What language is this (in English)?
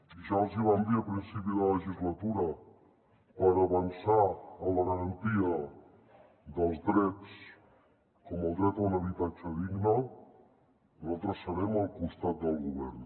Catalan